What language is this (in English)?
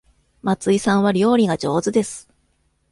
Japanese